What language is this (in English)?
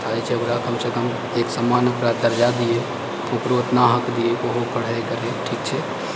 Maithili